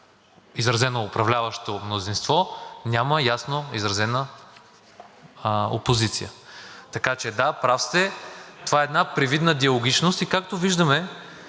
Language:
Bulgarian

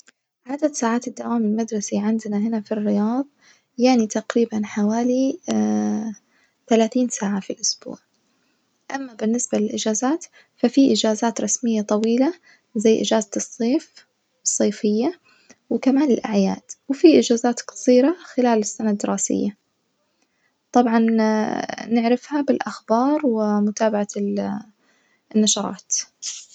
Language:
Najdi Arabic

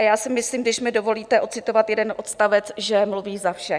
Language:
Czech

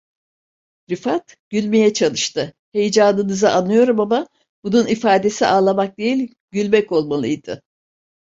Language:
Turkish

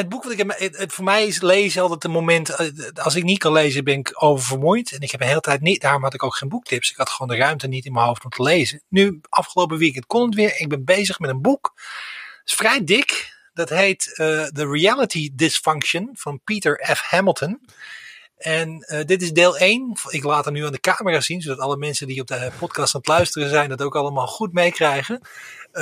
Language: Dutch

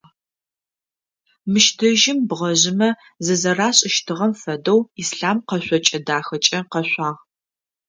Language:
Adyghe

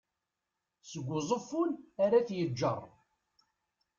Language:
Kabyle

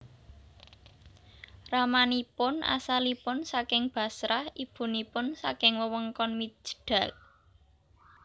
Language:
Javanese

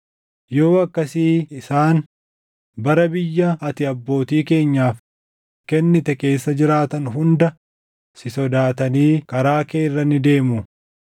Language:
Oromo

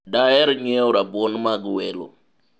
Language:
Luo (Kenya and Tanzania)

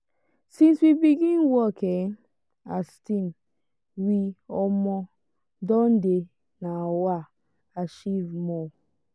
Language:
Nigerian Pidgin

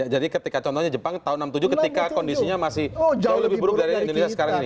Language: Indonesian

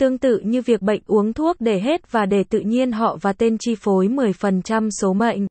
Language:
Vietnamese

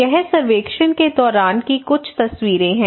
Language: Hindi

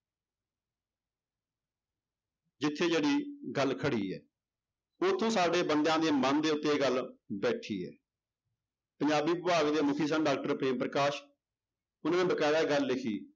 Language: Punjabi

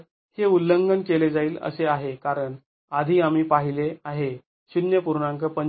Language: Marathi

